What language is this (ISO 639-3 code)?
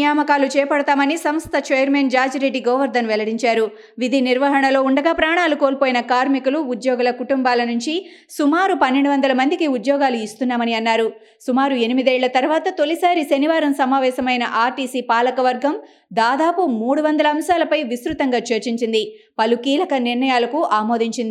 tel